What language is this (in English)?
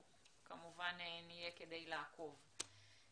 Hebrew